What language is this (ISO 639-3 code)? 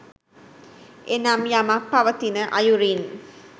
sin